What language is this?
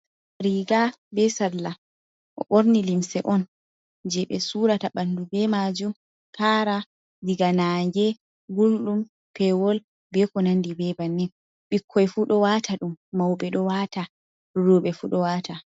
Fula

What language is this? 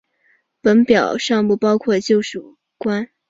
Chinese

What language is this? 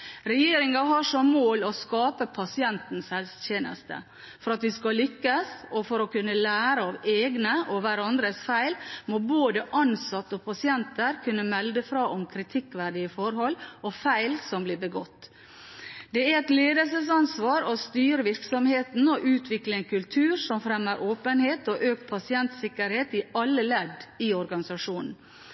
Norwegian Bokmål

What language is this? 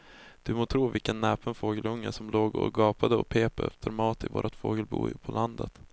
Swedish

